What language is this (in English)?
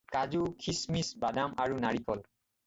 Assamese